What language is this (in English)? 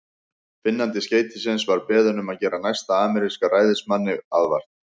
Icelandic